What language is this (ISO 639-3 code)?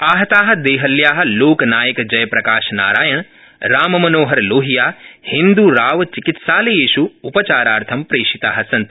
san